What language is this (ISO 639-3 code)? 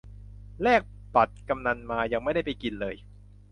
tha